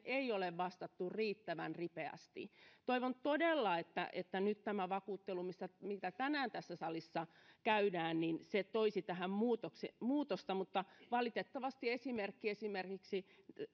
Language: Finnish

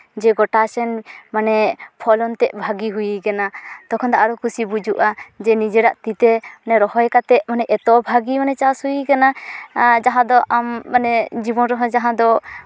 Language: Santali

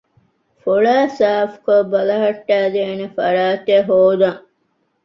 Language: Divehi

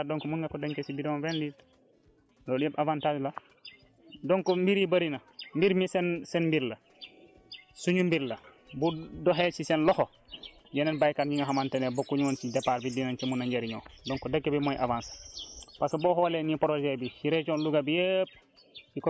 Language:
Wolof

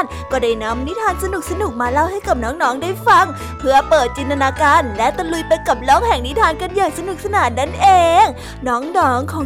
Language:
Thai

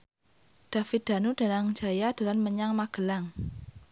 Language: Javanese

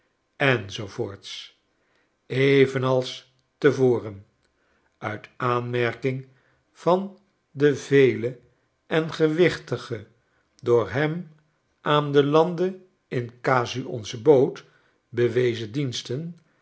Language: Dutch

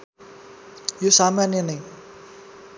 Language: Nepali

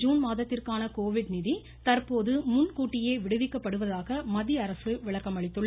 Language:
Tamil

